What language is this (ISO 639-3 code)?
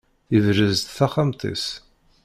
kab